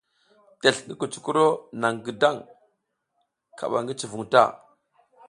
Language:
South Giziga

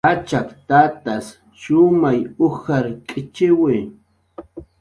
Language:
Jaqaru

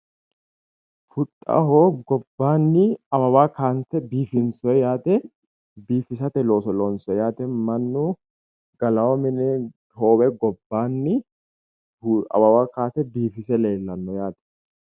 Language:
Sidamo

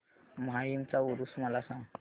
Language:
Marathi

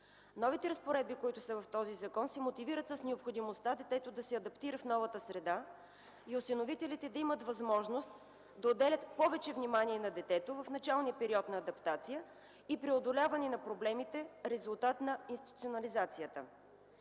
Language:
Bulgarian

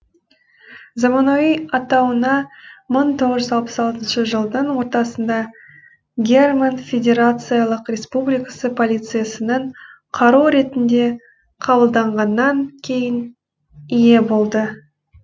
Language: Kazakh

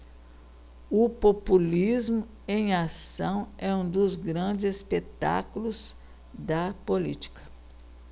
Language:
Portuguese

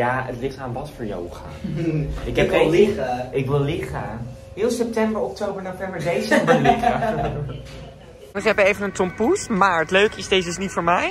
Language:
Dutch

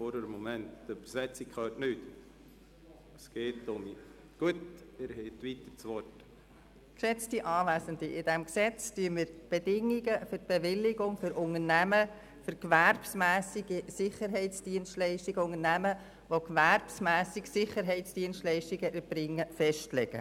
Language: Swiss German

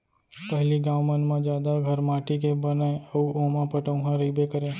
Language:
Chhattisgarhi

